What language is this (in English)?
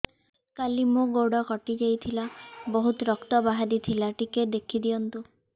Odia